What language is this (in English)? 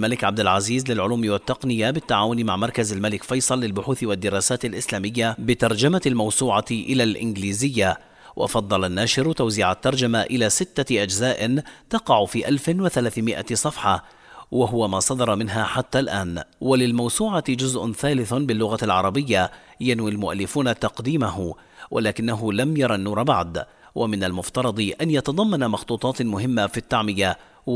Arabic